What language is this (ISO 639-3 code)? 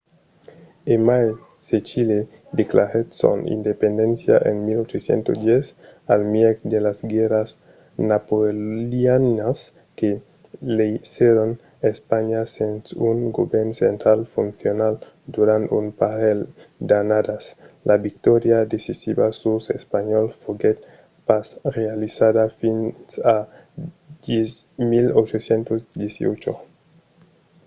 oci